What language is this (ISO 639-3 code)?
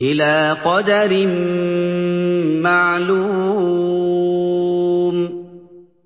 ara